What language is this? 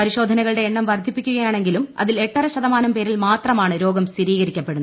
Malayalam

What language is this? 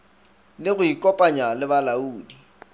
Northern Sotho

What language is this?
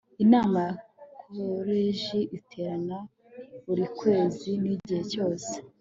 Kinyarwanda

